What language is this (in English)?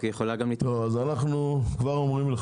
Hebrew